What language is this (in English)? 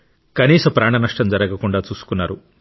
Telugu